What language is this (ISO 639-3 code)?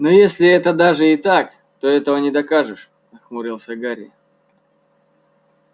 rus